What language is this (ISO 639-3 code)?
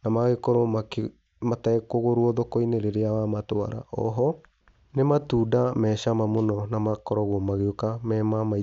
kik